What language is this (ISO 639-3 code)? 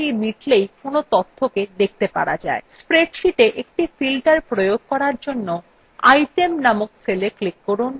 ben